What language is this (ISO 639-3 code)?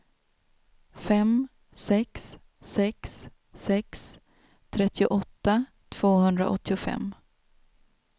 swe